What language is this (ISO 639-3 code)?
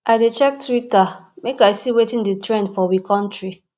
pcm